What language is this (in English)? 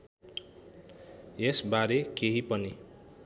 Nepali